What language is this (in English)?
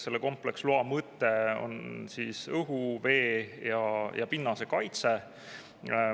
Estonian